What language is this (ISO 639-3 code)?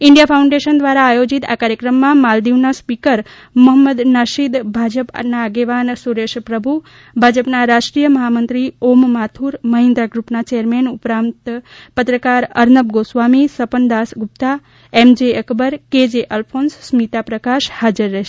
guj